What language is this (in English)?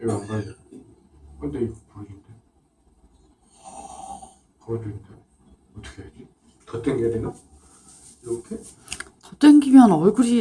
Korean